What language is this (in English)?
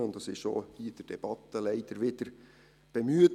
Swiss German